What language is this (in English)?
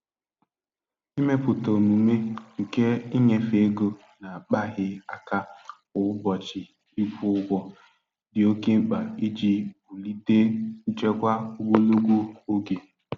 Igbo